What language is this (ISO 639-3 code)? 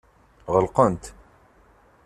kab